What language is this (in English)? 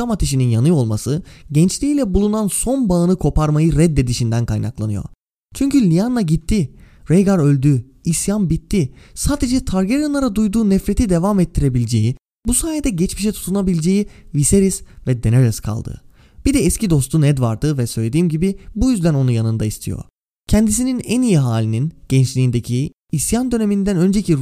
Turkish